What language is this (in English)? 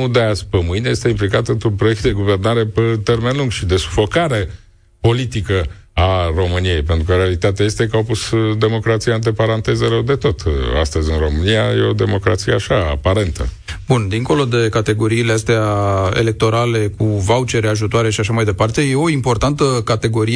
Romanian